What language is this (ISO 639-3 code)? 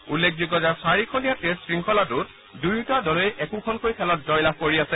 asm